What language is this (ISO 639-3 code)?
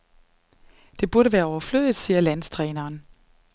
dan